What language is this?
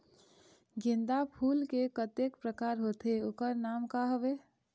Chhattisgarhi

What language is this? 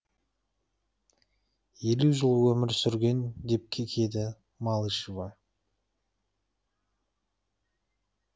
Kazakh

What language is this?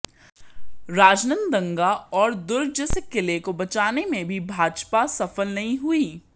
Hindi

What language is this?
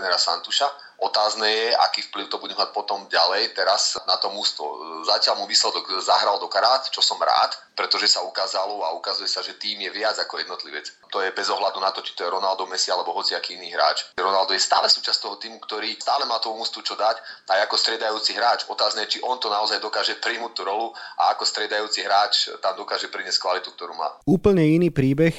Slovak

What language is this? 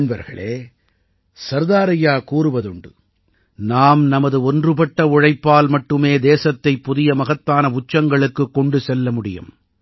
Tamil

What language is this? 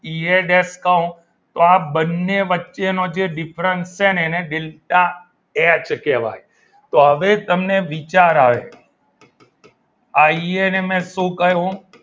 Gujarati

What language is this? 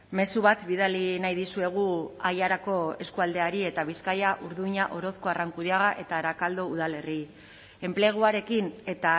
Basque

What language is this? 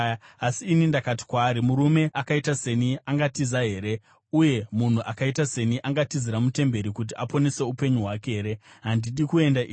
Shona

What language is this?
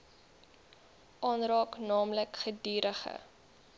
Afrikaans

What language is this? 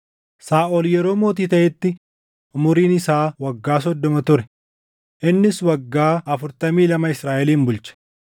Oromo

